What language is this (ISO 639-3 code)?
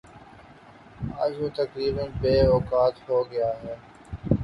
urd